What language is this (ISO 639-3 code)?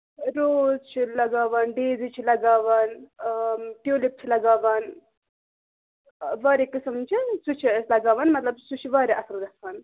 kas